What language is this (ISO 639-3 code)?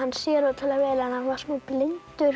isl